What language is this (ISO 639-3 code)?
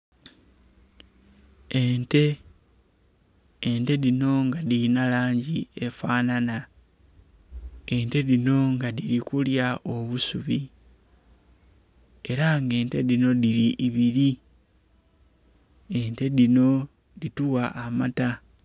xog